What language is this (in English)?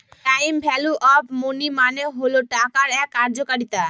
Bangla